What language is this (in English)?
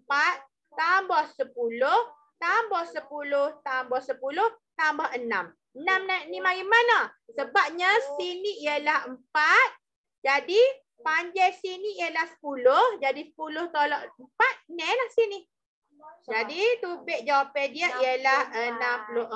Malay